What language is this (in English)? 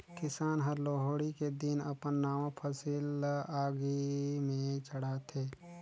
Chhattisgarhi